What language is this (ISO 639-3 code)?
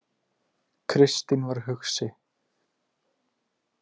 isl